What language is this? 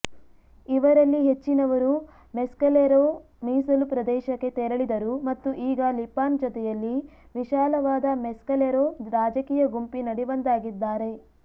Kannada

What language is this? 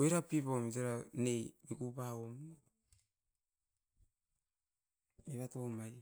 Askopan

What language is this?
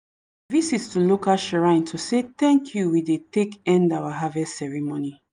Nigerian Pidgin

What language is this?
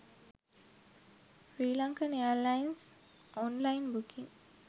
Sinhala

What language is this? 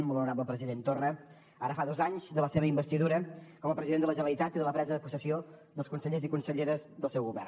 Catalan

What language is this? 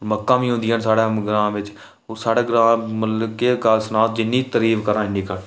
Dogri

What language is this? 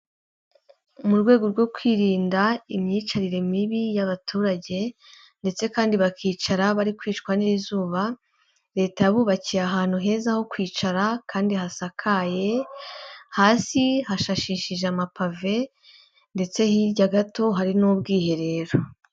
Kinyarwanda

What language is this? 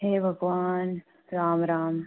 Dogri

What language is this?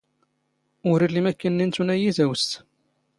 Standard Moroccan Tamazight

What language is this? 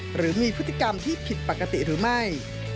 Thai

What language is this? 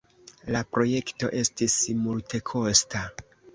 Esperanto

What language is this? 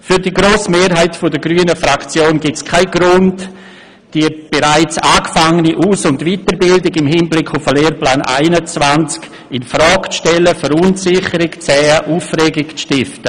Swiss German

